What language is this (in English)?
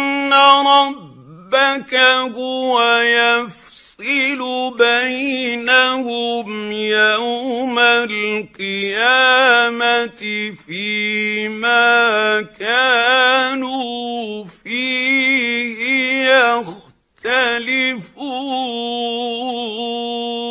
Arabic